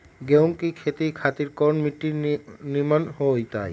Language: Magahi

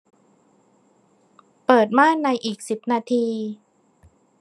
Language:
Thai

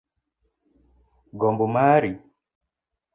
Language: Luo (Kenya and Tanzania)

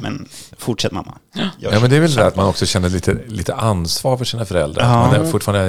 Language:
Swedish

